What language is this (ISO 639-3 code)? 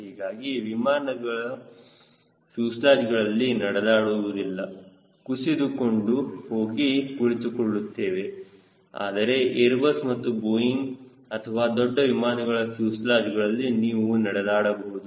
kan